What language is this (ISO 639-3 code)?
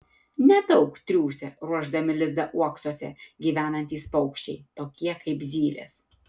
lit